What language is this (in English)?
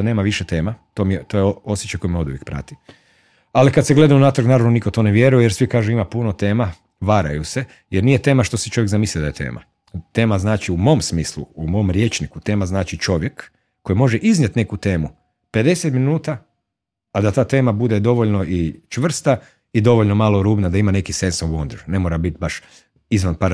Croatian